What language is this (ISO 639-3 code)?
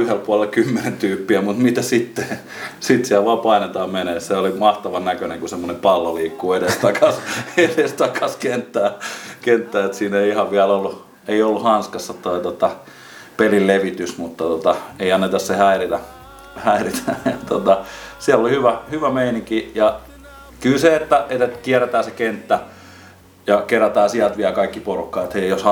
fin